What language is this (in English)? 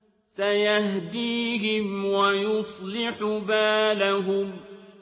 Arabic